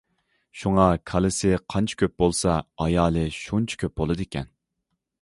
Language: Uyghur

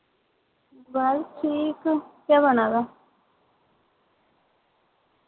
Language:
Dogri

